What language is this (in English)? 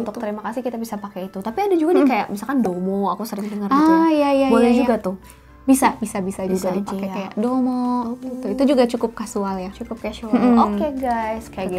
Indonesian